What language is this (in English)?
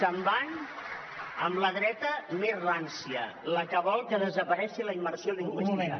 Catalan